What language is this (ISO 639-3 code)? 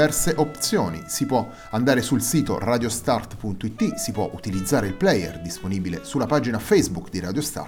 ita